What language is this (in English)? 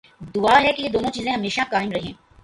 Urdu